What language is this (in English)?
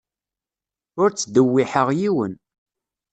Kabyle